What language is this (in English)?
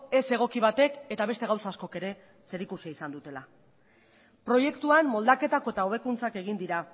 Basque